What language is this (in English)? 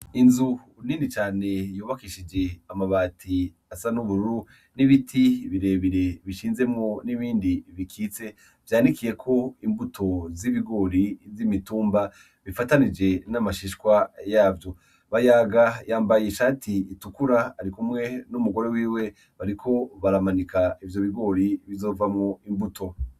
Rundi